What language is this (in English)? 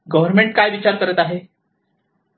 Marathi